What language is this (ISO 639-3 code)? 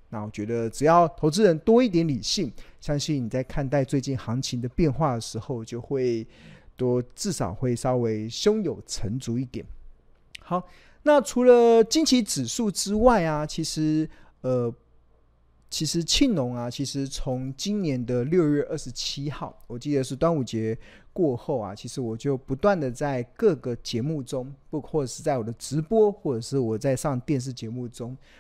zho